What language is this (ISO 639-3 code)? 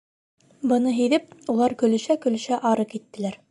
bak